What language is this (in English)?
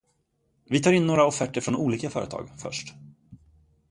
Swedish